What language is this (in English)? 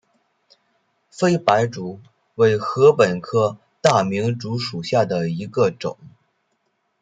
Chinese